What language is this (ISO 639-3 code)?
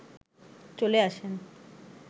ben